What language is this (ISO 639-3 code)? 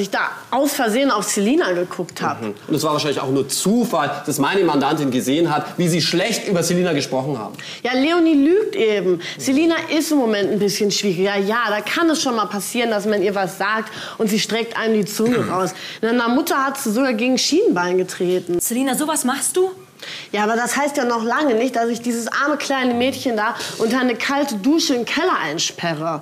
deu